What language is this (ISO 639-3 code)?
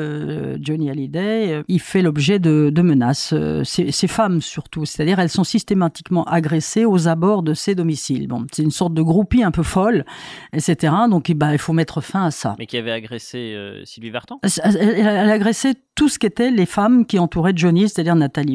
fra